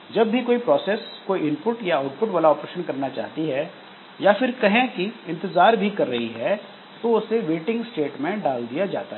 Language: Hindi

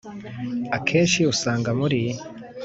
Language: Kinyarwanda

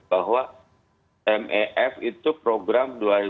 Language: Indonesian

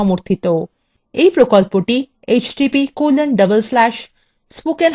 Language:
Bangla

